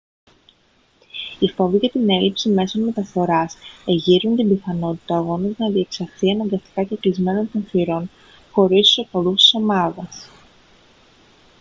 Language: Greek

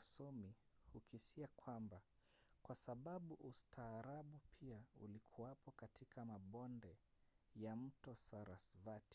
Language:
Swahili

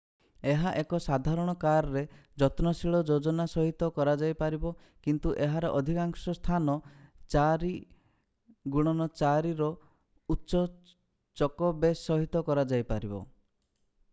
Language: Odia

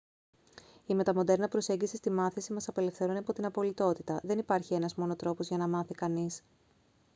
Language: Greek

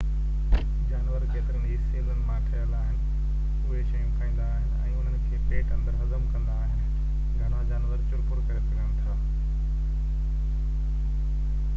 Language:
Sindhi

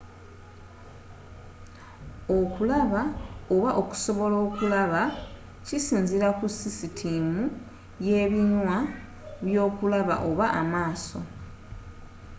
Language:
Ganda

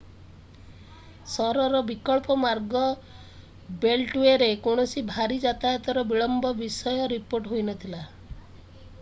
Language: Odia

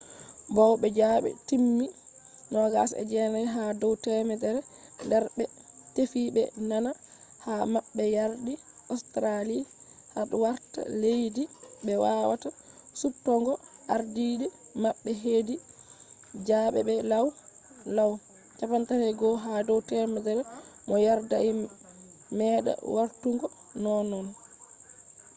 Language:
Fula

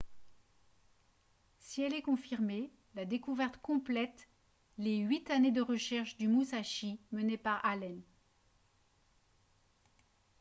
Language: French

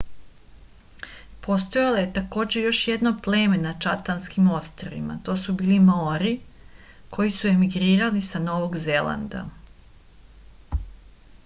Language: Serbian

